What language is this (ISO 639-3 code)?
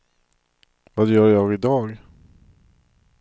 swe